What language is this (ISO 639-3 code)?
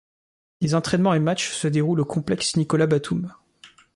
fra